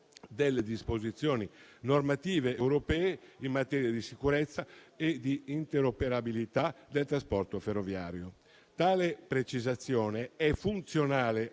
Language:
Italian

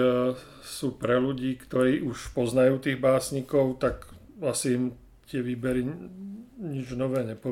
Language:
Slovak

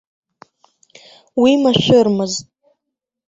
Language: Abkhazian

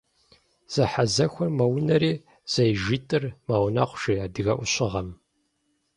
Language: Kabardian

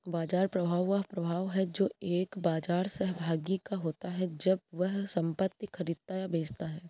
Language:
Hindi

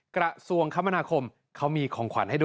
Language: Thai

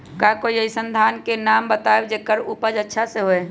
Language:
Magahi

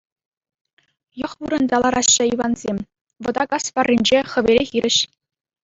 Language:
Chuvash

